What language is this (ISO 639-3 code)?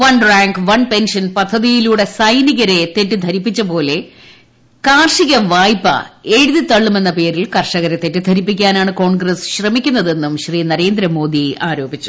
mal